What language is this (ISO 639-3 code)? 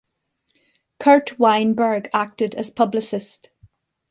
eng